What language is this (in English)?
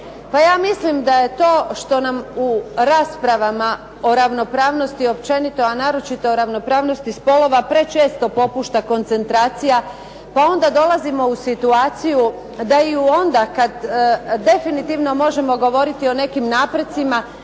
Croatian